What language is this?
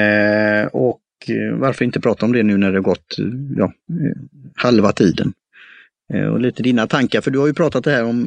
Swedish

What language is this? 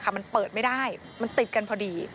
Thai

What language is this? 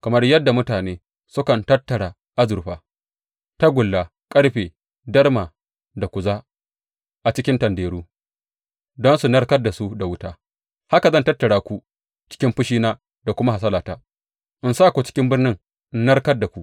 Hausa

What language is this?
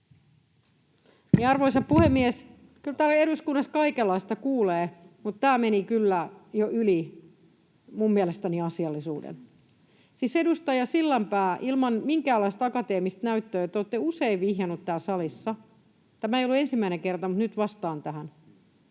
Finnish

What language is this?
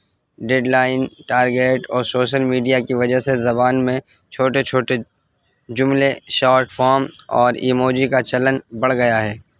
Urdu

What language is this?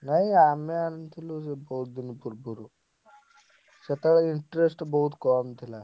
Odia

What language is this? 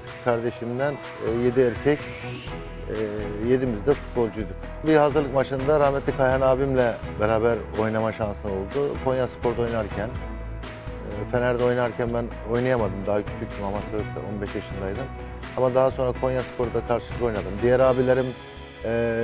Turkish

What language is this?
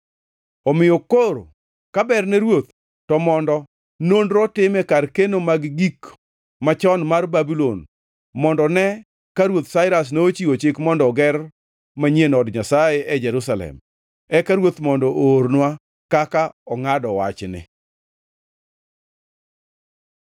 Luo (Kenya and Tanzania)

